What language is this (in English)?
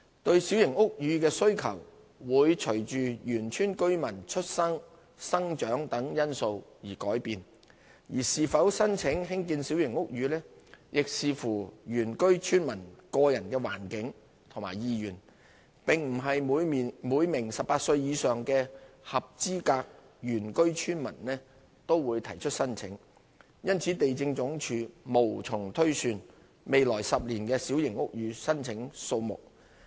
Cantonese